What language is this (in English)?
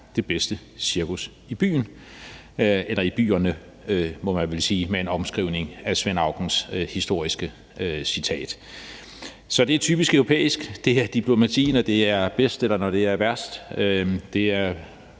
Danish